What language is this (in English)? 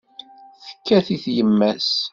Kabyle